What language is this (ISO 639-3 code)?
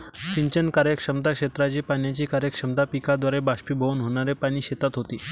mar